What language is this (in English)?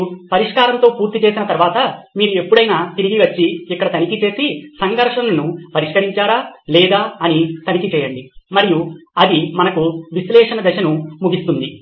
Telugu